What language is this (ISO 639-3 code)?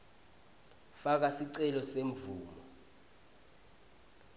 ssw